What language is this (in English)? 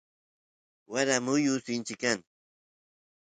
Santiago del Estero Quichua